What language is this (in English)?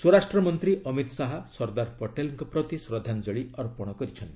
Odia